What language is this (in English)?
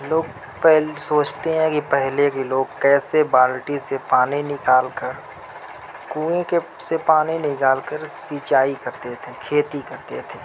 Urdu